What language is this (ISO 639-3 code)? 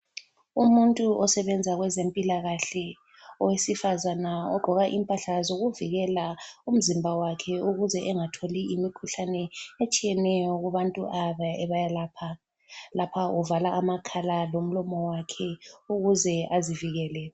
nde